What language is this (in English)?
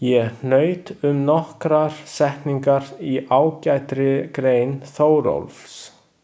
Icelandic